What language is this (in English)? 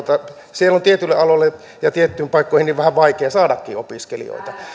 Finnish